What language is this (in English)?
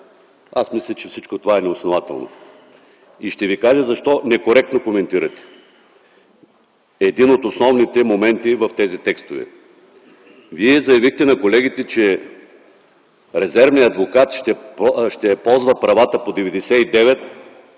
Bulgarian